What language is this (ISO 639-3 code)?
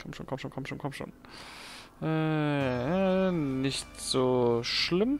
deu